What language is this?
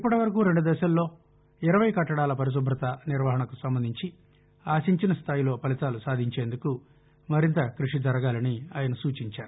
Telugu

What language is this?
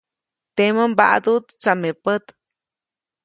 Copainalá Zoque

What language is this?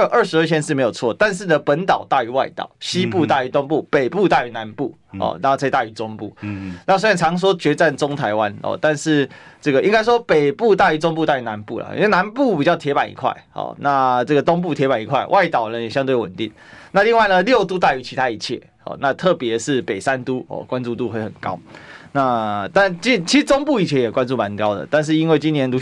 Chinese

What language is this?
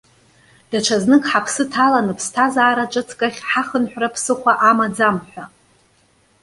Abkhazian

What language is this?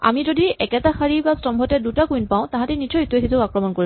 Assamese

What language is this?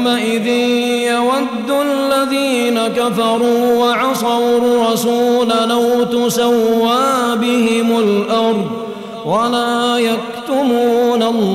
Arabic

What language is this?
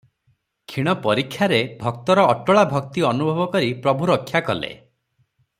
Odia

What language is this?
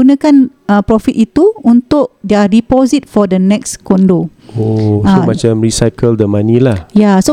Malay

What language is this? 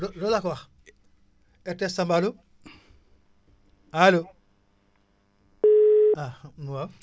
Wolof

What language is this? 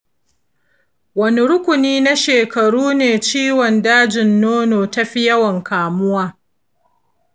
Hausa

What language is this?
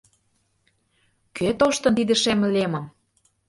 Mari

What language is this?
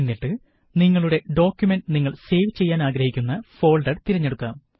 Malayalam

